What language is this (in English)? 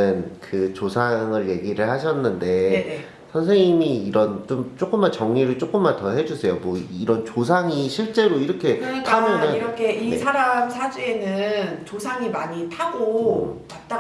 Korean